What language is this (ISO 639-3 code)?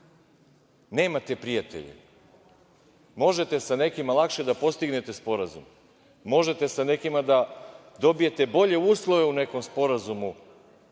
srp